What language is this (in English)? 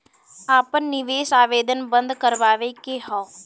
Bhojpuri